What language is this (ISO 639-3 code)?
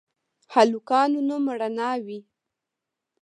pus